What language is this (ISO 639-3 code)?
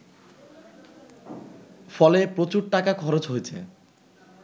ben